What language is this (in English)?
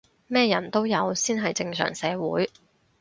Cantonese